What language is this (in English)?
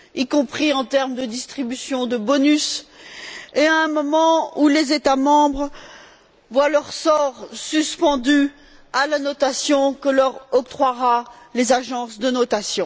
French